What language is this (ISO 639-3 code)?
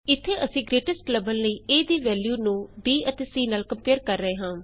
pan